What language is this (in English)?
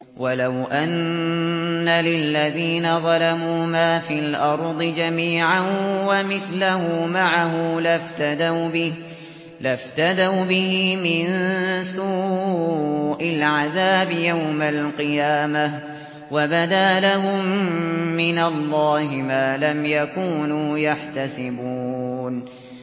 Arabic